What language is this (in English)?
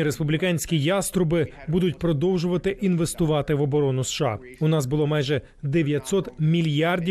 Ukrainian